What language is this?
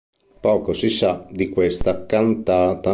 Italian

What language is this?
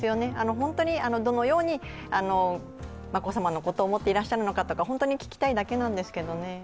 Japanese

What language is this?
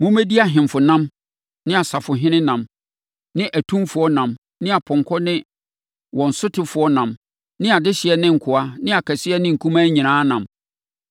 Akan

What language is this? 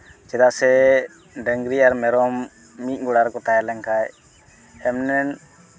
Santali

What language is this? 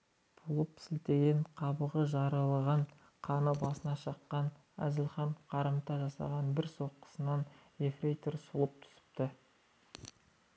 Kazakh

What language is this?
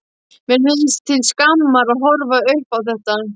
Icelandic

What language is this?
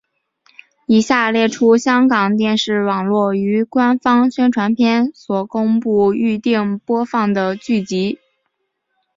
Chinese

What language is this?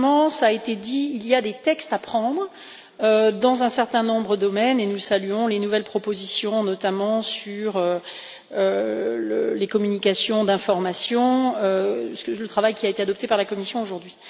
French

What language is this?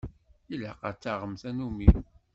Kabyle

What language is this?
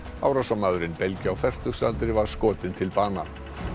Icelandic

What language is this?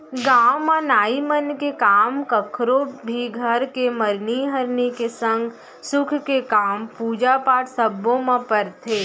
Chhattisgarhi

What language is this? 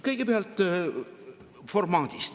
Estonian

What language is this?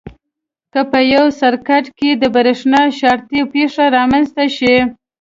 Pashto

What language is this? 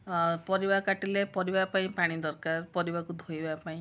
Odia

